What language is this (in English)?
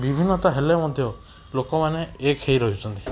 Odia